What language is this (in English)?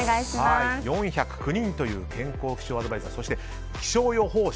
Japanese